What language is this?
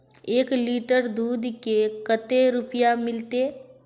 Magahi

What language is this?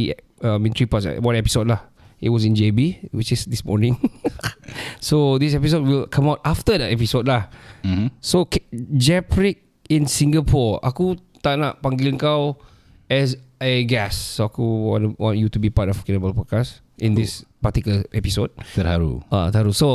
Malay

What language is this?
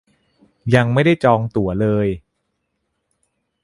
Thai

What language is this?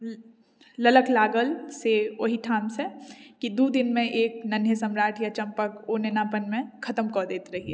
Maithili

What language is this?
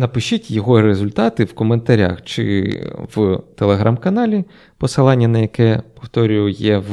Ukrainian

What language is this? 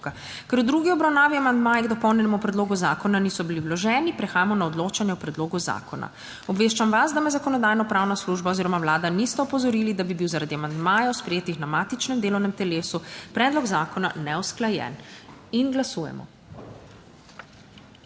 Slovenian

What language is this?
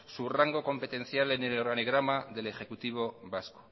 Spanish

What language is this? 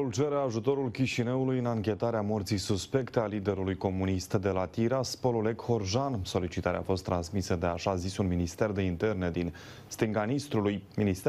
Romanian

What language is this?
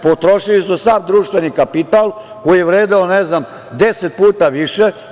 Serbian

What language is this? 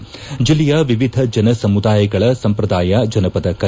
Kannada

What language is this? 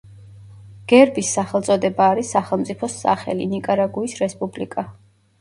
Georgian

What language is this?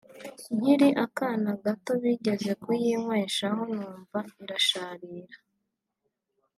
Kinyarwanda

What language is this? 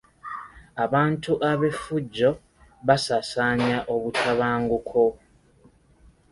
Ganda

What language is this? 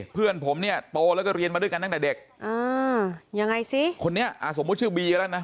Thai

